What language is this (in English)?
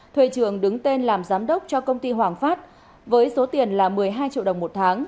Vietnamese